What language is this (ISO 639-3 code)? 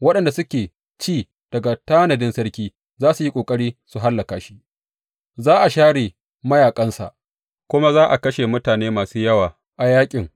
hau